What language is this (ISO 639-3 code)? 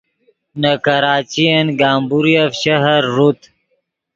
ydg